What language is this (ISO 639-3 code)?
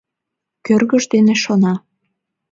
chm